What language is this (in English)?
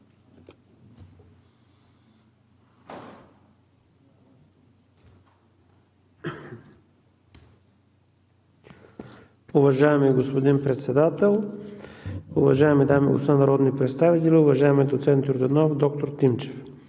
Bulgarian